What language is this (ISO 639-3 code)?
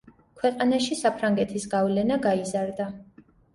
kat